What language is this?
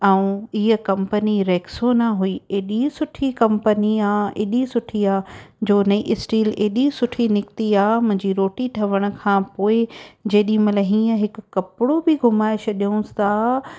Sindhi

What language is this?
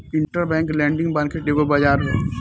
Bhojpuri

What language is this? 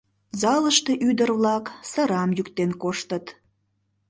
Mari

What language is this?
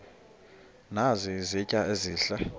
Xhosa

